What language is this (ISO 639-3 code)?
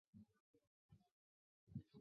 zho